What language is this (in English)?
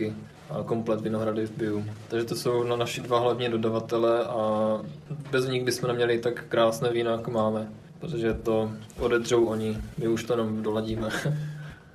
Czech